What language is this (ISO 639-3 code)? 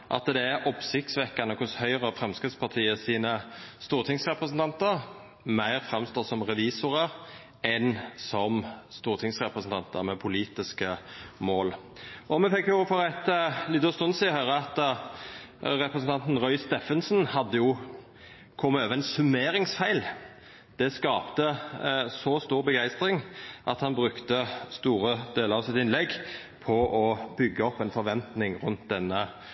nno